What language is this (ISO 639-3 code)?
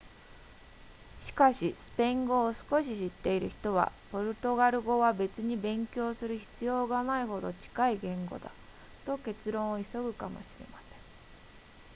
jpn